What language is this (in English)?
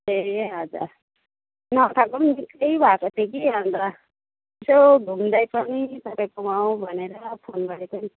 Nepali